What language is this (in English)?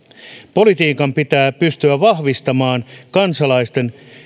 Finnish